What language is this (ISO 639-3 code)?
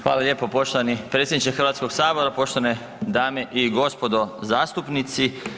hrv